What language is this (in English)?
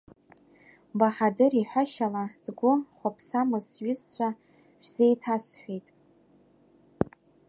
Abkhazian